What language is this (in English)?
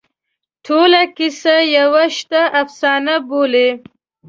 Pashto